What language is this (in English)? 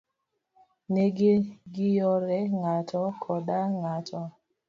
Luo (Kenya and Tanzania)